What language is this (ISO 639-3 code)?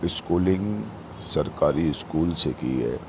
urd